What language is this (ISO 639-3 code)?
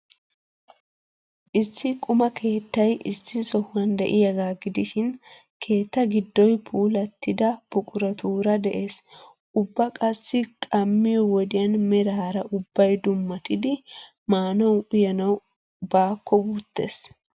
wal